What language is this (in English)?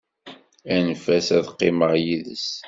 Kabyle